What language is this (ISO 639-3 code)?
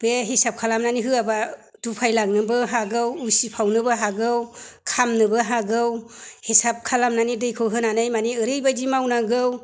brx